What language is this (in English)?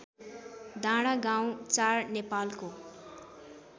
Nepali